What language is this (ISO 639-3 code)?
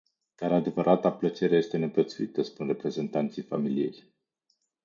ron